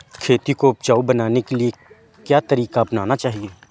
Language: Hindi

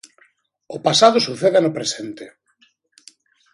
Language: Galician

